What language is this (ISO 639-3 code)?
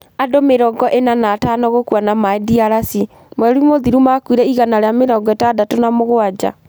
kik